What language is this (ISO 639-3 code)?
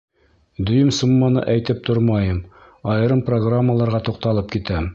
bak